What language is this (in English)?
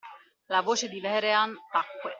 Italian